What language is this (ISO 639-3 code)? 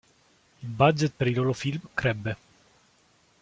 ita